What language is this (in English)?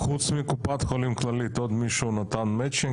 Hebrew